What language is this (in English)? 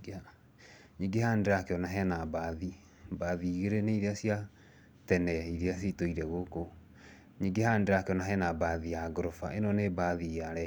Kikuyu